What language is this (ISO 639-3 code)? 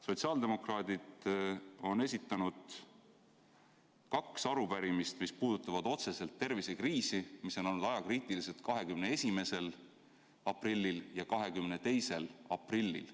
est